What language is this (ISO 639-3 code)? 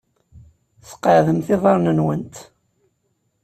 kab